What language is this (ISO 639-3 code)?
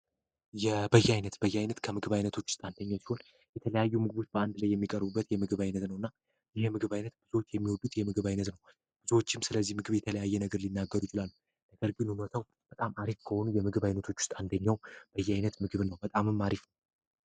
amh